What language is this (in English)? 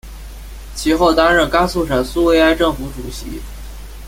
Chinese